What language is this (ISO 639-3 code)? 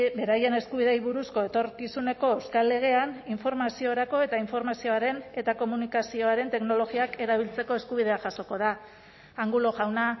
eus